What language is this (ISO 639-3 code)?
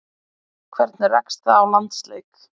isl